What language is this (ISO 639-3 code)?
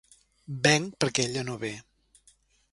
cat